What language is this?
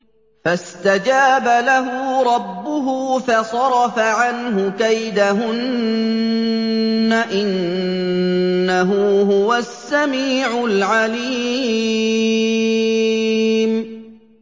Arabic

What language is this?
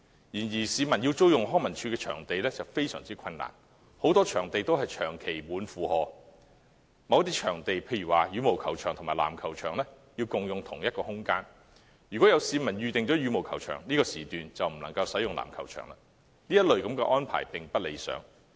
Cantonese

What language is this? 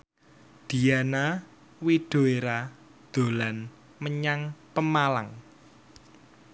Javanese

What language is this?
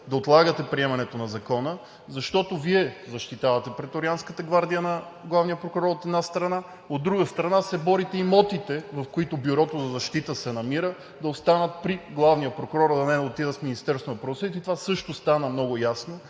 Bulgarian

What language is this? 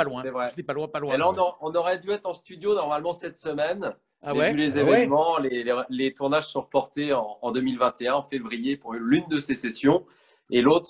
French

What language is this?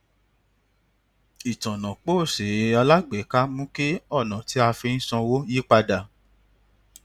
Yoruba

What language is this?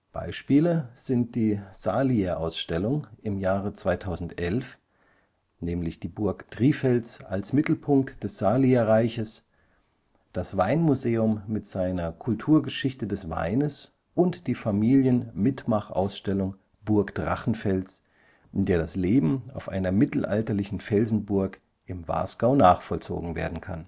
German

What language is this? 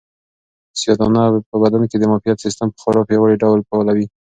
Pashto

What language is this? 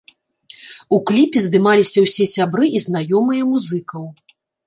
Belarusian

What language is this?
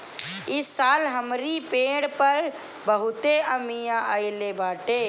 Bhojpuri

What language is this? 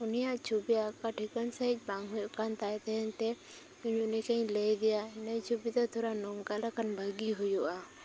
Santali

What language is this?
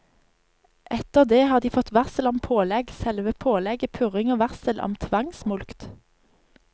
Norwegian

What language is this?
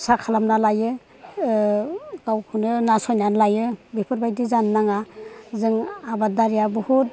Bodo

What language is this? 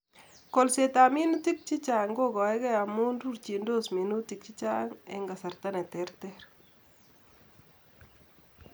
Kalenjin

